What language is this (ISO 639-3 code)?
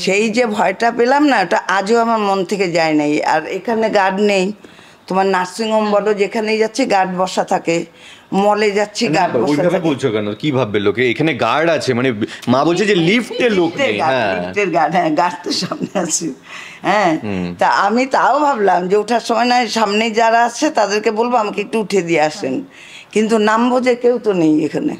ben